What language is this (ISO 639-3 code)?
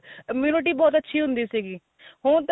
pan